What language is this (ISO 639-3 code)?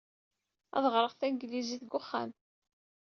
kab